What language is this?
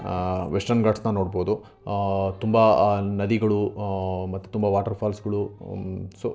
Kannada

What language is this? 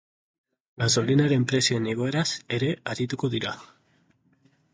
Basque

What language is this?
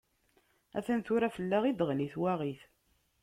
Kabyle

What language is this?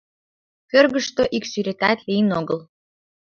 Mari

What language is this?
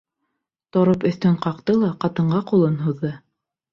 Bashkir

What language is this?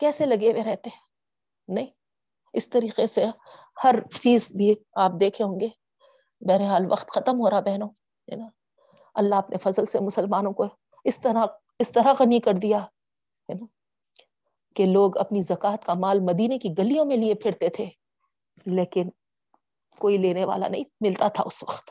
Urdu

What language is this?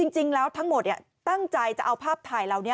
Thai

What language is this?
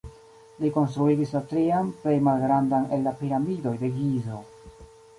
Esperanto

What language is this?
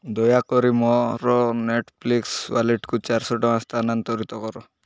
Odia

